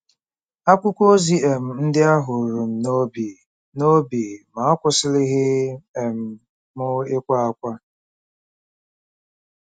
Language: Igbo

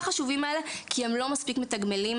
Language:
Hebrew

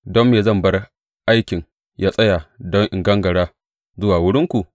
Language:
Hausa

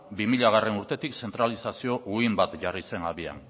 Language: Basque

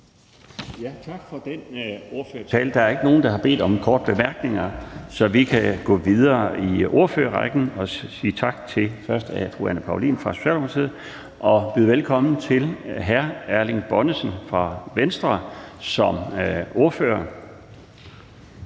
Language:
Danish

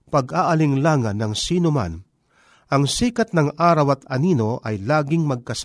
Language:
Filipino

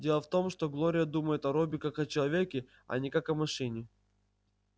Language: Russian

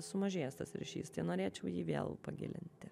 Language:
Lithuanian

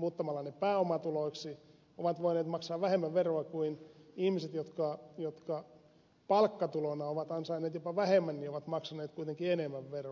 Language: Finnish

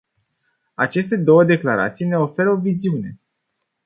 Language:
Romanian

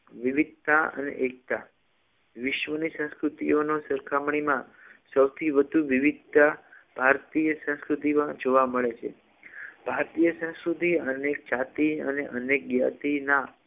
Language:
Gujarati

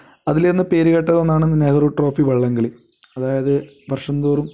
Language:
Malayalam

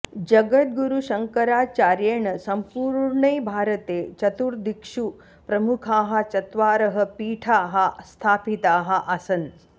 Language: Sanskrit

